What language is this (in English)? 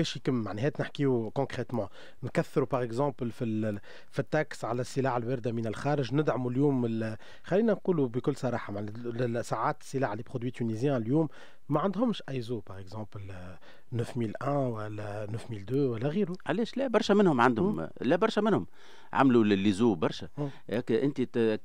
Arabic